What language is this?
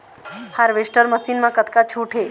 Chhattisgarhi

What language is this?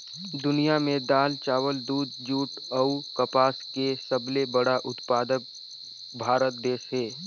Chhattisgarhi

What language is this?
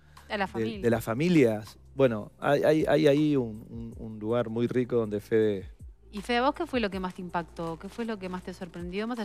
Spanish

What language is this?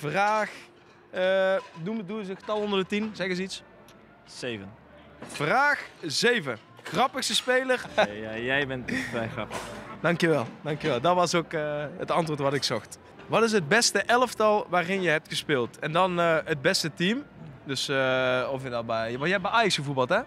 Dutch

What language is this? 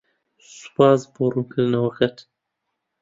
Central Kurdish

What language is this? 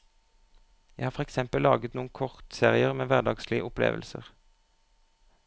Norwegian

